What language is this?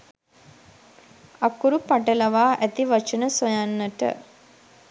Sinhala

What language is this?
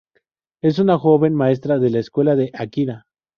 Spanish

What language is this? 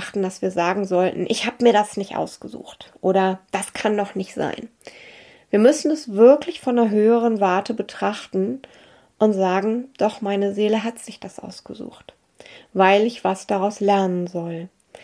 German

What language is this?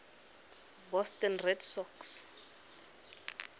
Tswana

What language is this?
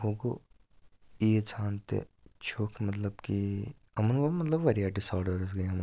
Kashmiri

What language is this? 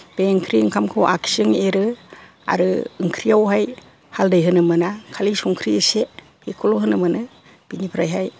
Bodo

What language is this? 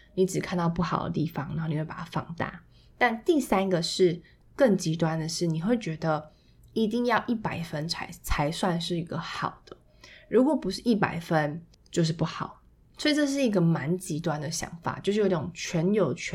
Chinese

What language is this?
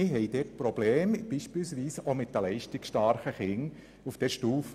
Swiss German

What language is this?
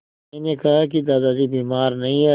Hindi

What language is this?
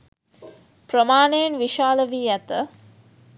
Sinhala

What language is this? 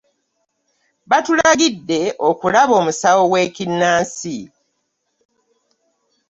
Ganda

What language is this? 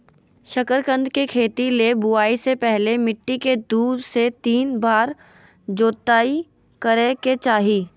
Magahi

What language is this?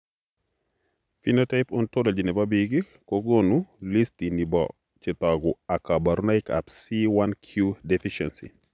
Kalenjin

